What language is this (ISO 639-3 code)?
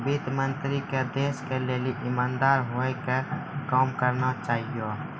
mai